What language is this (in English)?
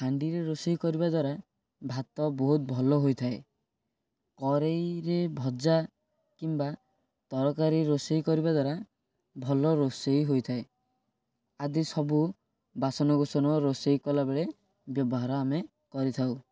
Odia